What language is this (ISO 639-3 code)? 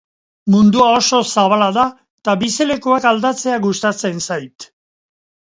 eus